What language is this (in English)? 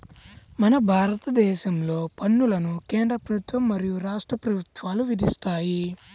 Telugu